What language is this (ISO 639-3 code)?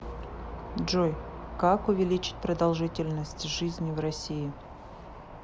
rus